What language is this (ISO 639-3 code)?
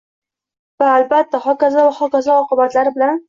uzb